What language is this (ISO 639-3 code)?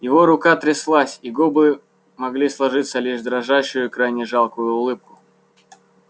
rus